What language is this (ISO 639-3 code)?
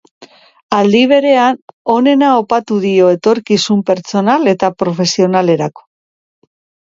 eus